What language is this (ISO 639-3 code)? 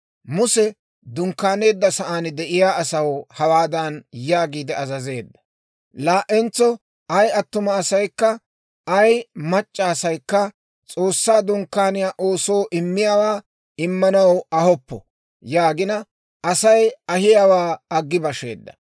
dwr